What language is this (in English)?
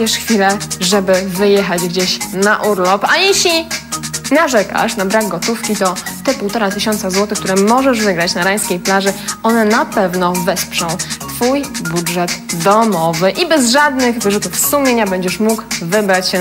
Polish